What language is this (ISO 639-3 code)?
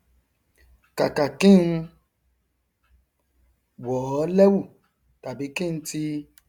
yor